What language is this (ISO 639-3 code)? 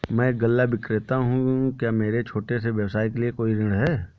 hin